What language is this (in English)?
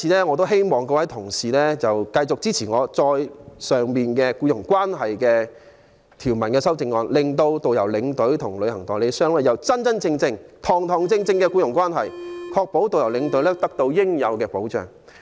Cantonese